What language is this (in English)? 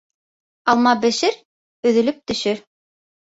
Bashkir